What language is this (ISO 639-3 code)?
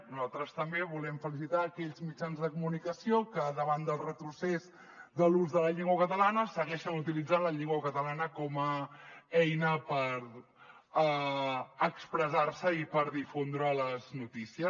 cat